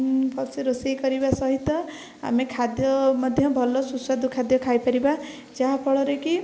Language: Odia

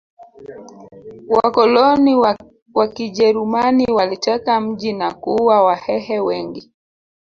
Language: Swahili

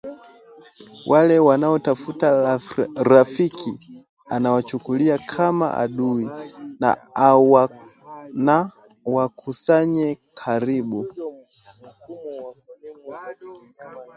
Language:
Swahili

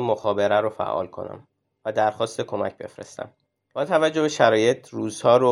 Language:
Persian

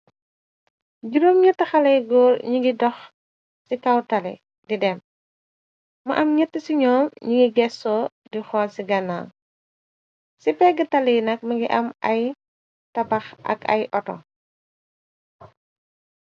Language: Wolof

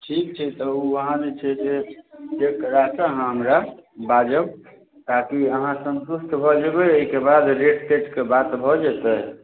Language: Maithili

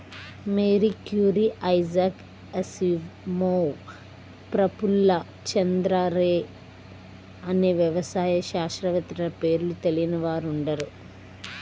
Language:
Telugu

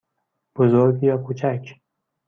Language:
Persian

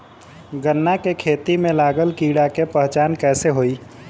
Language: Bhojpuri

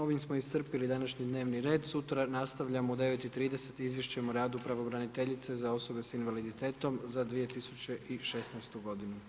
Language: Croatian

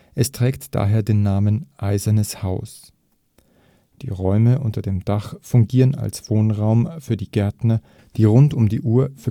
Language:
German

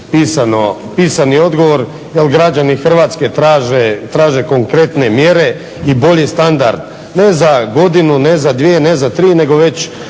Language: Croatian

